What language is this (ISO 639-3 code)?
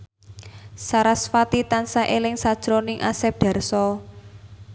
jav